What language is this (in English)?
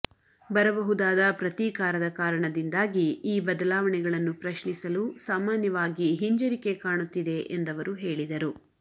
Kannada